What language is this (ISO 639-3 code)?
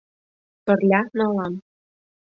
chm